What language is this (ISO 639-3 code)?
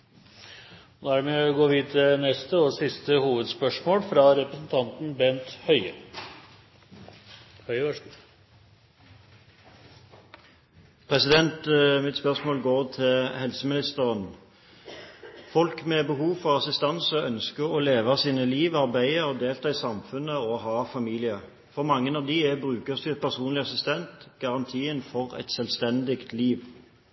nor